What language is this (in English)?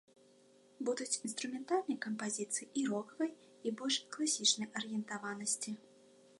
Belarusian